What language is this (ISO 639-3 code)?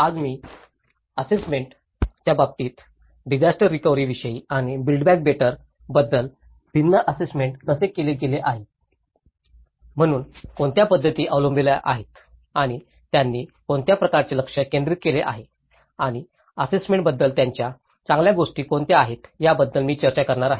mar